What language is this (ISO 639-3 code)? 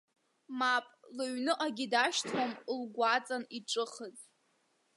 abk